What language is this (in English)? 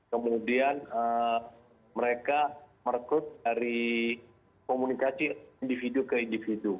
Indonesian